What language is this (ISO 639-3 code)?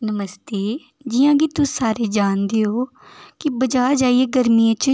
doi